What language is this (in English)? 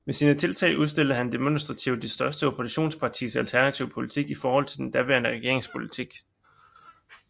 Danish